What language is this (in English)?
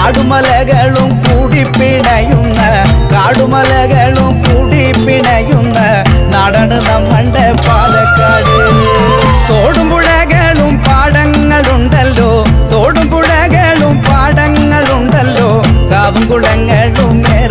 Malayalam